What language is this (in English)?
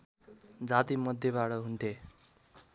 Nepali